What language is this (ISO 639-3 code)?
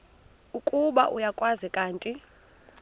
xho